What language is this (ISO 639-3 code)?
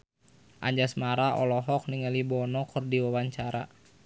sun